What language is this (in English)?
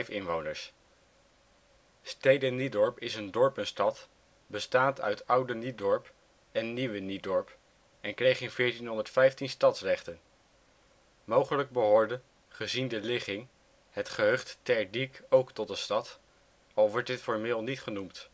Dutch